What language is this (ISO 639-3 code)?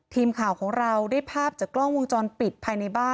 tha